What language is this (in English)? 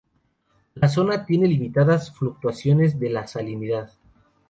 Spanish